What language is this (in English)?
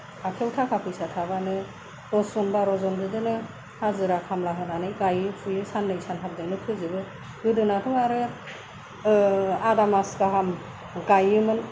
Bodo